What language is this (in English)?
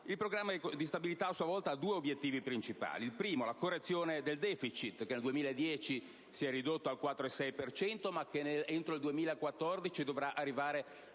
Italian